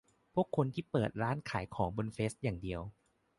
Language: Thai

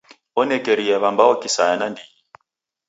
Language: Taita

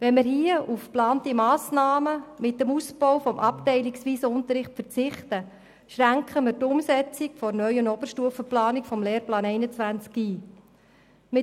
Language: Swiss German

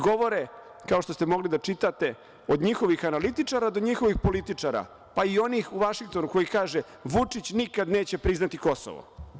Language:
Serbian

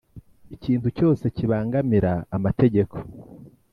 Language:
Kinyarwanda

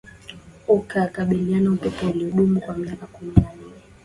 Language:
Swahili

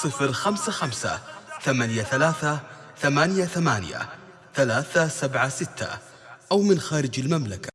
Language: Arabic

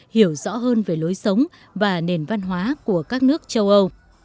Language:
Vietnamese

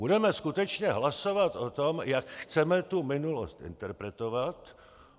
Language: Czech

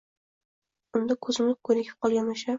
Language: Uzbek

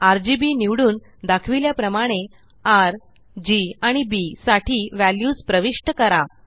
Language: Marathi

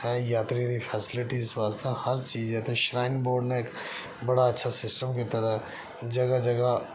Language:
Dogri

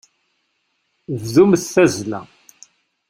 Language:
Kabyle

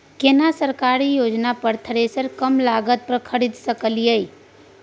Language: Maithili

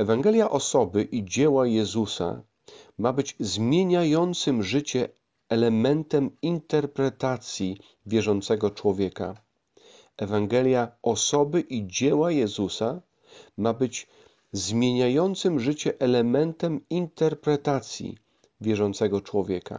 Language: Polish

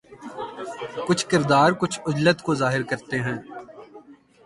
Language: Urdu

